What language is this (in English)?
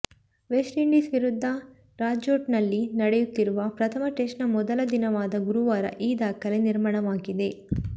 Kannada